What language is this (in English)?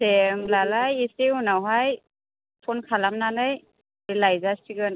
Bodo